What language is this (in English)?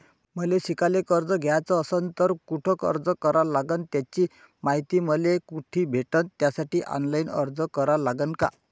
Marathi